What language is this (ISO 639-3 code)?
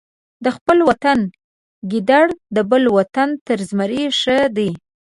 pus